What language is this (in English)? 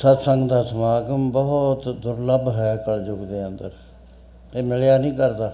Punjabi